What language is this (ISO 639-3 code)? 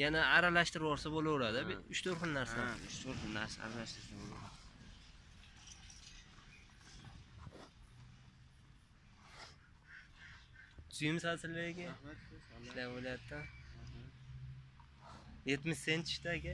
tur